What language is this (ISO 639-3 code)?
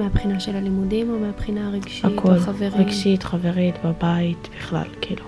heb